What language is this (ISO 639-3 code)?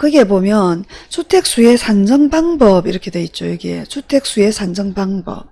kor